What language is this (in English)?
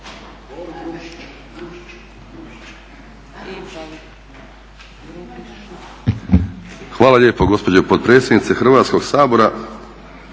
Croatian